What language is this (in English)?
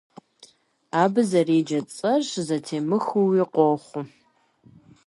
Kabardian